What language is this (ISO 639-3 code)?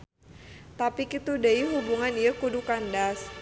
sun